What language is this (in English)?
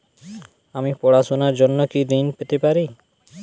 Bangla